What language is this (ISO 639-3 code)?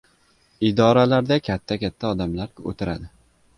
uzb